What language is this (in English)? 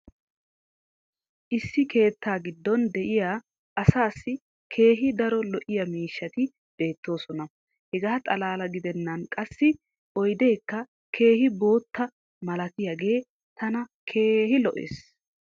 Wolaytta